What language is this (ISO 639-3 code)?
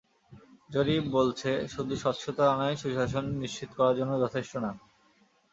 ben